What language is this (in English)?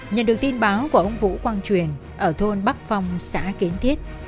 Vietnamese